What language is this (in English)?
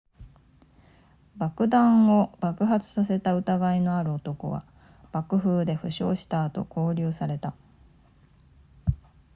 Japanese